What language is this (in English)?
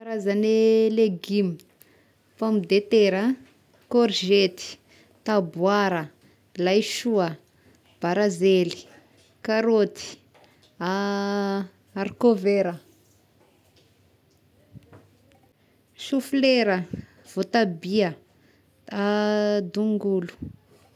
Tesaka Malagasy